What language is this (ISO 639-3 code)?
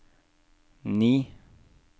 nor